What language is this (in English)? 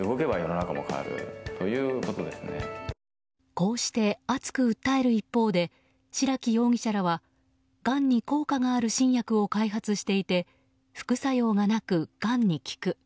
Japanese